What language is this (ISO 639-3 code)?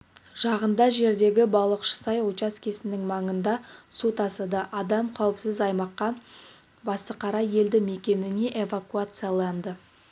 kaz